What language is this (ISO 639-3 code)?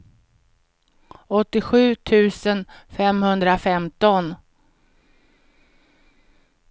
swe